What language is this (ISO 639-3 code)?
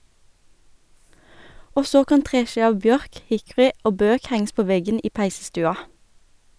nor